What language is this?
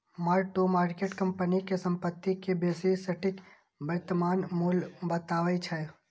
Maithili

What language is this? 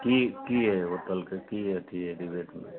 Maithili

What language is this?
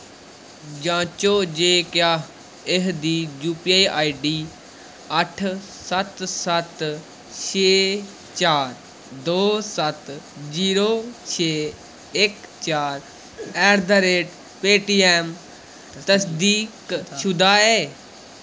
Dogri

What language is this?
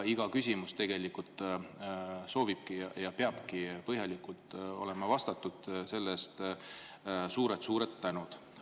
Estonian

